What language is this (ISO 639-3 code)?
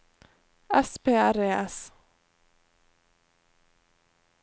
nor